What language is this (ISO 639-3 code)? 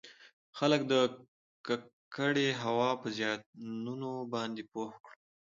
pus